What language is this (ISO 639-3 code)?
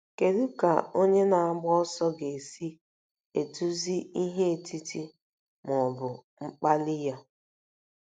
ibo